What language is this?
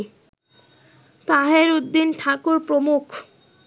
Bangla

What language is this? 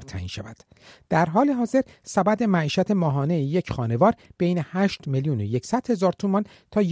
Persian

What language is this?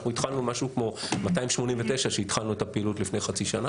Hebrew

